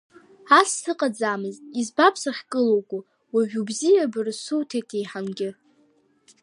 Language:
Abkhazian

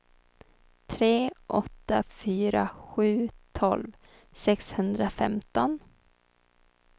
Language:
Swedish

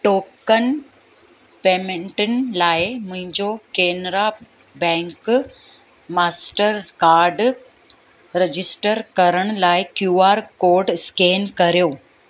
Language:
Sindhi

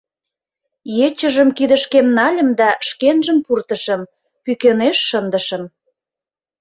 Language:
Mari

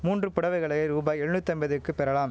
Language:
Tamil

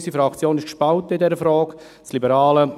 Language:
Swiss German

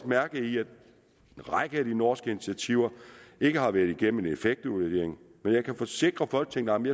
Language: Danish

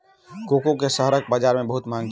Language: Maithili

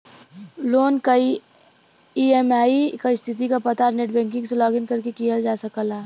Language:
Bhojpuri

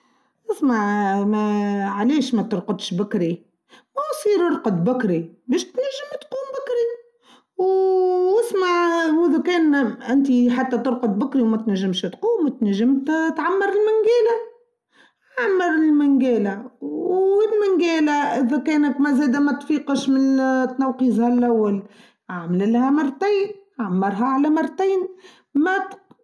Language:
Tunisian Arabic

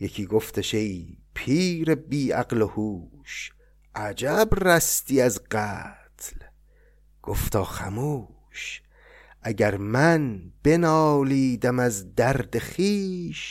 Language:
Persian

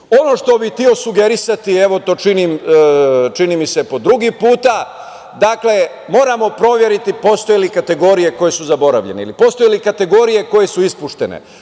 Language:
Serbian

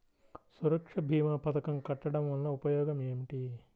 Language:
Telugu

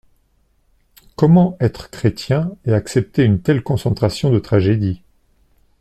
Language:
French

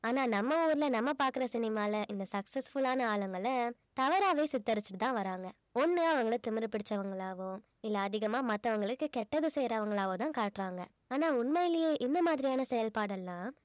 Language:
Tamil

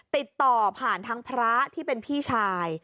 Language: Thai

